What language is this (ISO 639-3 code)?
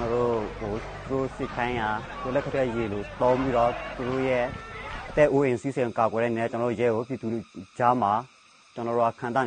tha